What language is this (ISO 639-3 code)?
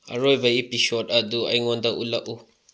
mni